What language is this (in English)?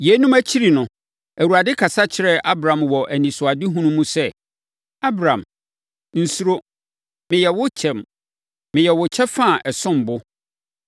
Akan